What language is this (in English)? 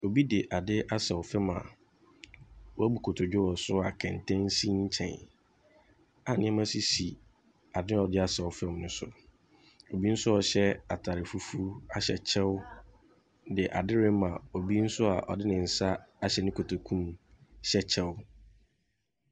Akan